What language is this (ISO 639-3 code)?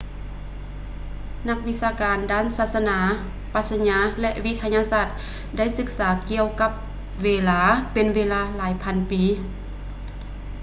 lao